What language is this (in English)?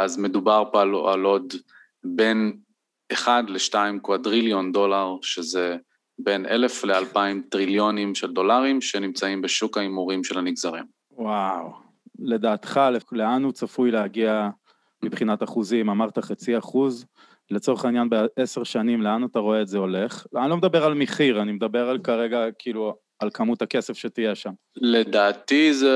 Hebrew